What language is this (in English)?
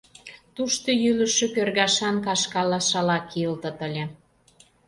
Mari